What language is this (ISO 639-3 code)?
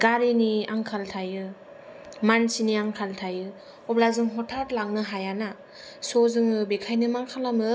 brx